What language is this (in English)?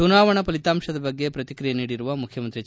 Kannada